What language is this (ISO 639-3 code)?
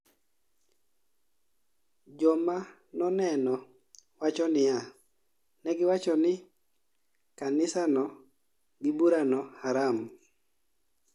luo